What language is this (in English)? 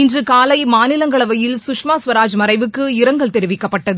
Tamil